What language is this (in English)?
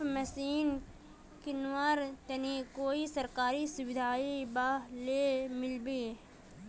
Magahi